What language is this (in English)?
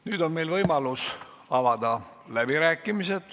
Estonian